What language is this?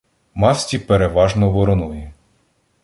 Ukrainian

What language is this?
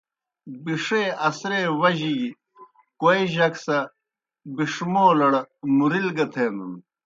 Kohistani Shina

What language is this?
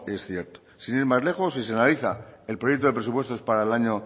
Spanish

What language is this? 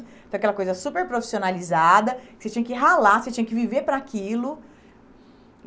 Portuguese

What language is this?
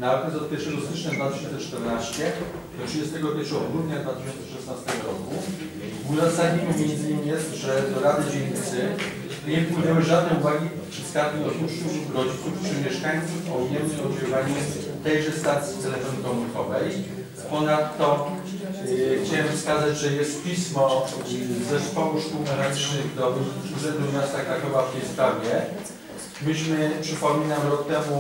Polish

